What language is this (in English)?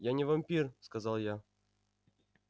Russian